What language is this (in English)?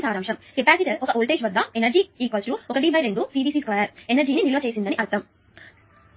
Telugu